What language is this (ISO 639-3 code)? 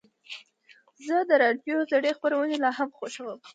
pus